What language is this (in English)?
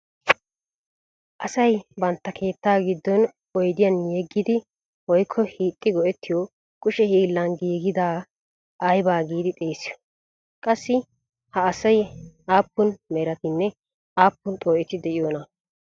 Wolaytta